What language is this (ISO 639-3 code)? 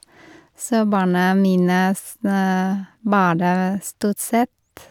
nor